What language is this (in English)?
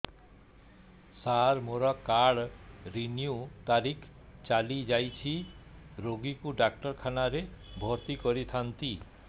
Odia